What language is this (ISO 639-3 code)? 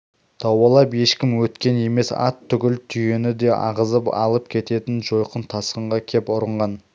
kaz